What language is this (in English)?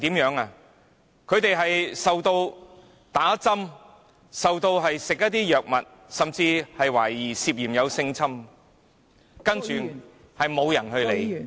Cantonese